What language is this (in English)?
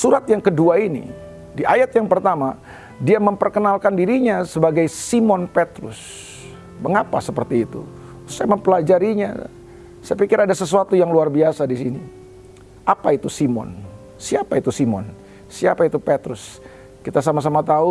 Indonesian